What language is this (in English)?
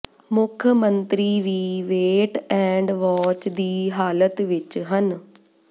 Punjabi